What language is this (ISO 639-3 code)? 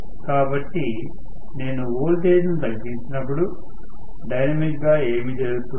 tel